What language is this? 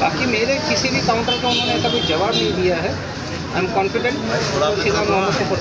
Hindi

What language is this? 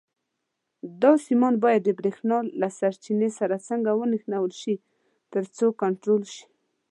Pashto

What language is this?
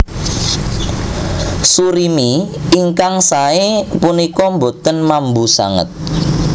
Javanese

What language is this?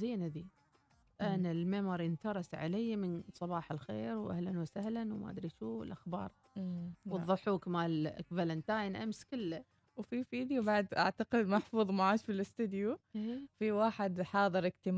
Arabic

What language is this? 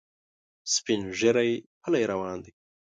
Pashto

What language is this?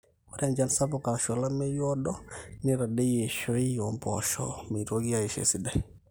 Masai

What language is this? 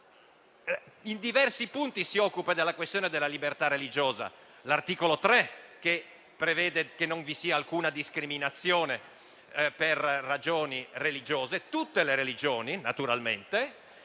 Italian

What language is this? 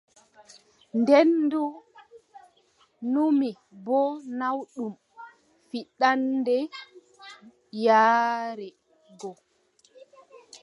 Adamawa Fulfulde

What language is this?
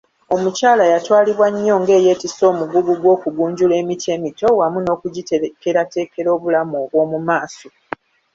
Ganda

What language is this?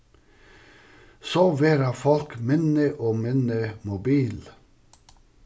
Faroese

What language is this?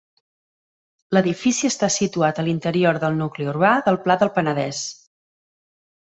Catalan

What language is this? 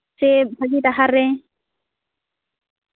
Santali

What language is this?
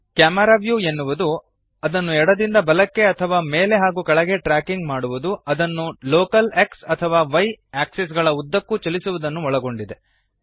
Kannada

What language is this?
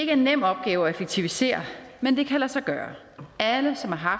Danish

